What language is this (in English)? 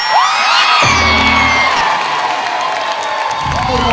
Thai